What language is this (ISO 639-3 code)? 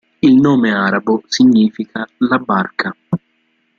ita